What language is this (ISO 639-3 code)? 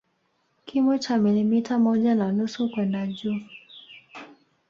swa